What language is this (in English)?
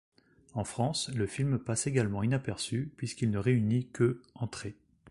French